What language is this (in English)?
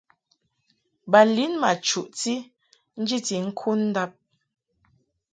Mungaka